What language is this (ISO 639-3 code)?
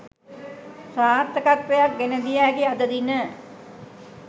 sin